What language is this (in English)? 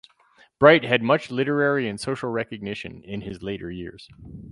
English